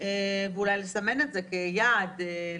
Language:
Hebrew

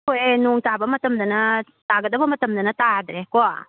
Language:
Manipuri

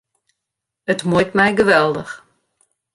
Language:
Western Frisian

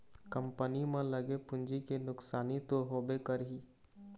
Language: Chhattisgarhi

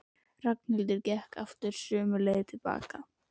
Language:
Icelandic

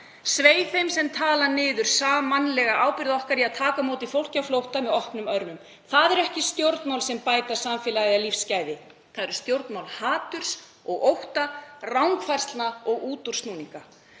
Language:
Icelandic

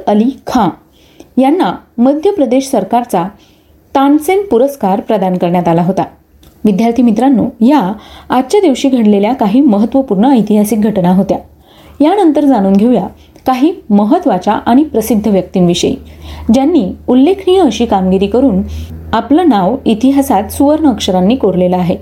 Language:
Marathi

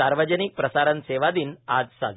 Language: Marathi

